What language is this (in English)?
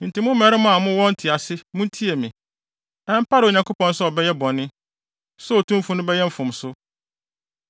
Akan